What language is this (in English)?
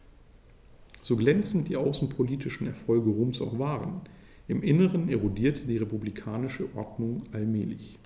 German